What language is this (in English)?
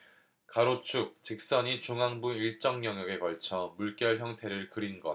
Korean